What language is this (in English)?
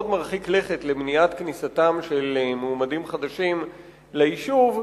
Hebrew